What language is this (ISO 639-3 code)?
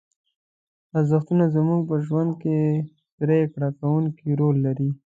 pus